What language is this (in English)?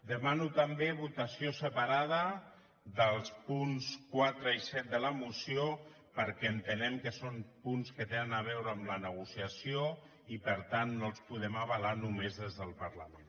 Catalan